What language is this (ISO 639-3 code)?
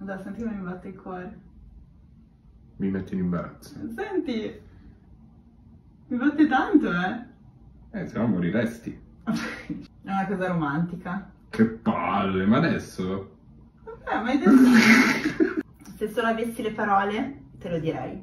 ita